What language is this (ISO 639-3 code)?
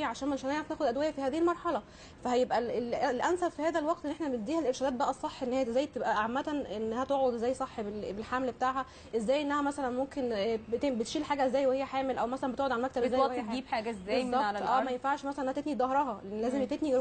ara